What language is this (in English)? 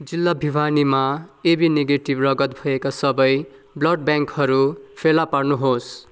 Nepali